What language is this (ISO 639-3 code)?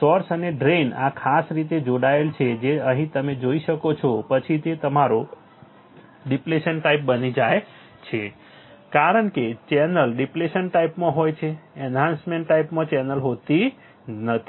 guj